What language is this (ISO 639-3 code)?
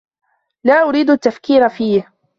ara